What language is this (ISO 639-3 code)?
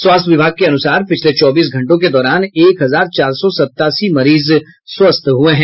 hin